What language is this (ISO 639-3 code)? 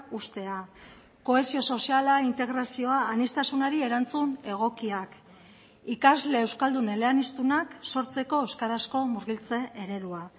eus